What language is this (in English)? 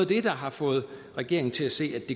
Danish